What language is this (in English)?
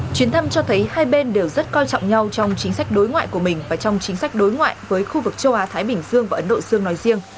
Vietnamese